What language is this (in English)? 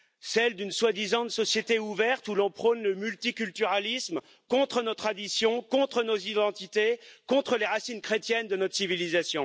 French